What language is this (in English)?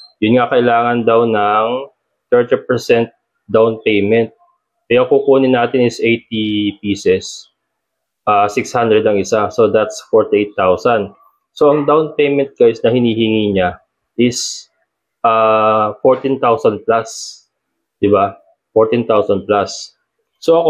Filipino